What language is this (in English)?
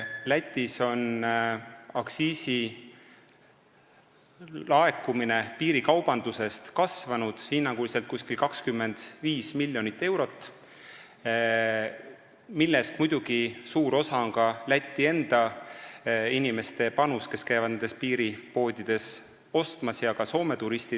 Estonian